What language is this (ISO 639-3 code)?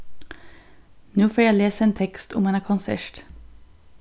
fao